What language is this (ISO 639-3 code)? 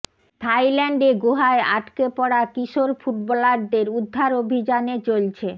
ben